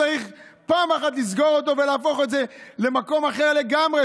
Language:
Hebrew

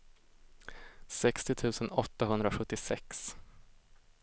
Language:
Swedish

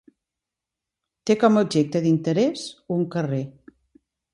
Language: Catalan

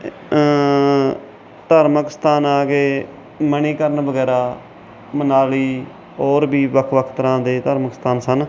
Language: Punjabi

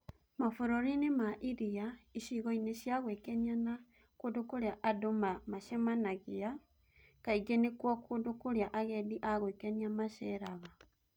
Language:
Kikuyu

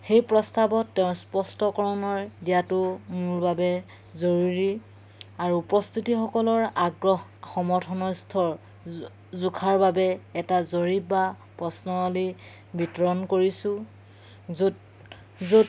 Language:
Assamese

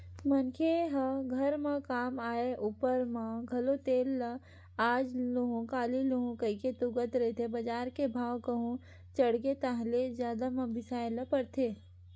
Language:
Chhattisgarhi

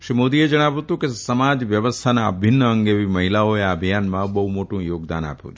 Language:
Gujarati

